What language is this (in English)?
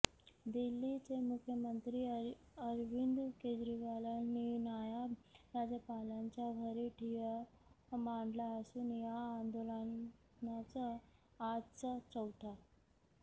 Marathi